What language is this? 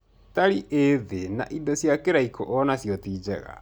Kikuyu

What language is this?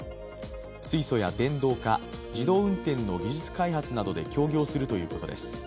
Japanese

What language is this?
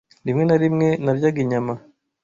Kinyarwanda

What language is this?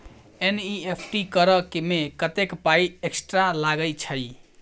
Maithili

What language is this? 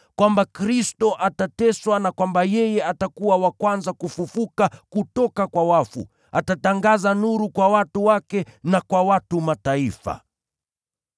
Swahili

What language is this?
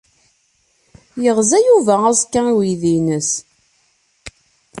Kabyle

